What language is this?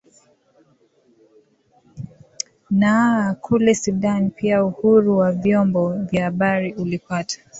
Swahili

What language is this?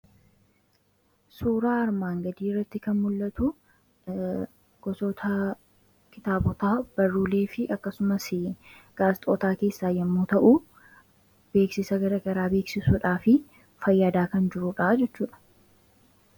Oromo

